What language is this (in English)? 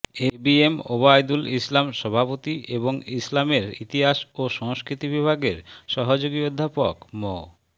Bangla